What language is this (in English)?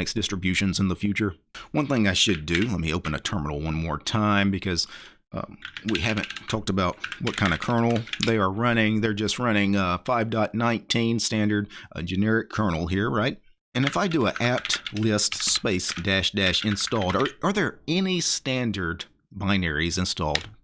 English